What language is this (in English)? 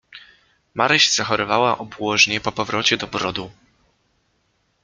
Polish